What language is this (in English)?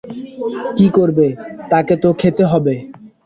Bangla